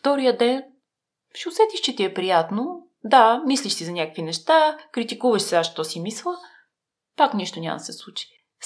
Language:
Bulgarian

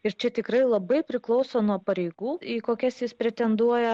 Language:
Lithuanian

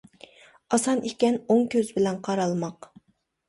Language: Uyghur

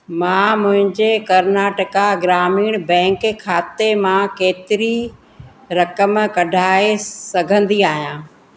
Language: Sindhi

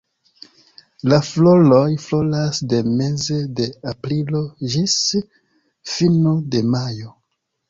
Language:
Esperanto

